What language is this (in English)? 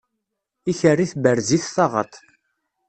Kabyle